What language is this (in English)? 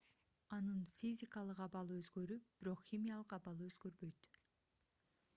Kyrgyz